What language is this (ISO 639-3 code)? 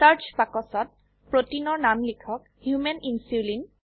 asm